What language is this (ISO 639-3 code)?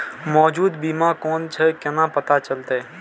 mai